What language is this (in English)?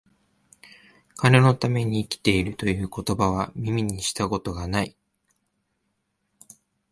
Japanese